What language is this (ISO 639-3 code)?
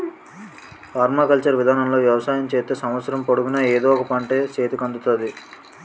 tel